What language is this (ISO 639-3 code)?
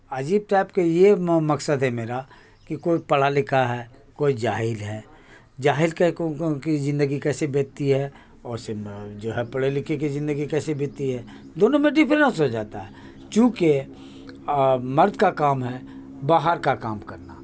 urd